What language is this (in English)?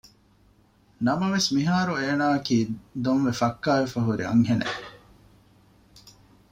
Divehi